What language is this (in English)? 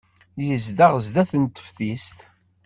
Kabyle